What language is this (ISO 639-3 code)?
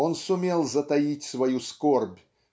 rus